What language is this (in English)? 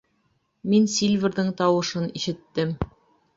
Bashkir